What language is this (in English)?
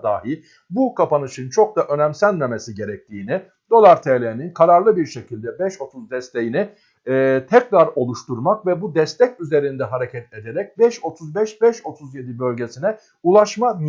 Turkish